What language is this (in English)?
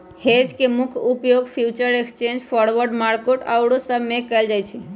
Magahi